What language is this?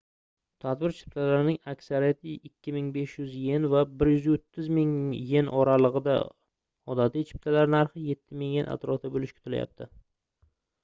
Uzbek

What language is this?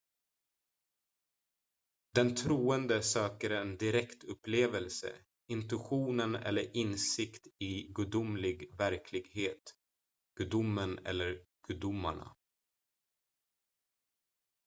Swedish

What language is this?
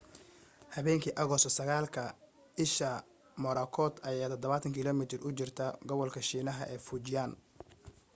Somali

